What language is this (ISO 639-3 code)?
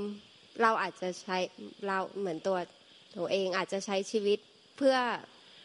tha